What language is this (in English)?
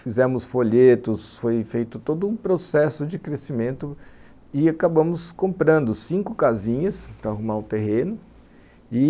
Portuguese